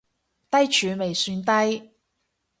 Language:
Cantonese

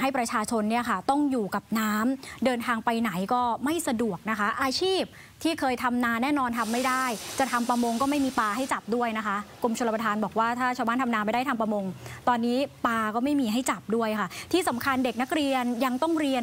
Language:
Thai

